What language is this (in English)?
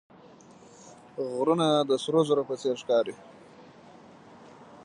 Pashto